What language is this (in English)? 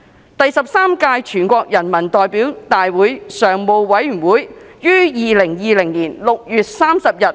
Cantonese